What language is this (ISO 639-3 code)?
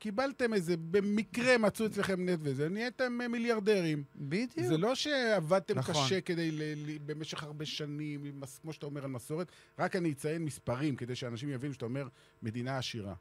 heb